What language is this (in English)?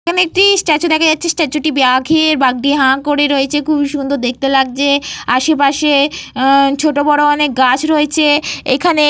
Bangla